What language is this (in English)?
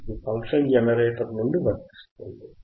Telugu